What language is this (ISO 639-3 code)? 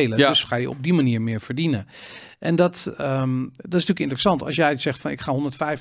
nld